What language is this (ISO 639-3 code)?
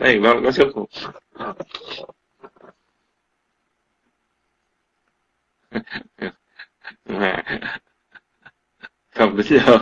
vie